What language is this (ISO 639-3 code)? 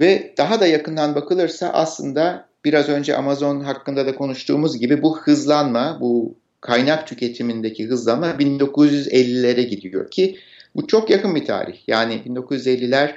tur